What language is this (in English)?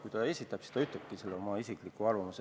Estonian